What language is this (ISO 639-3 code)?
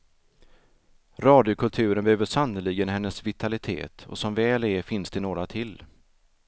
swe